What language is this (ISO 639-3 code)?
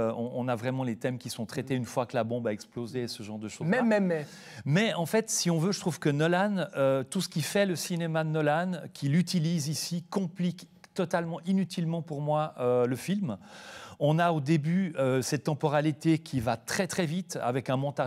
fra